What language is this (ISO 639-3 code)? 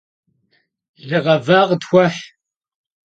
kbd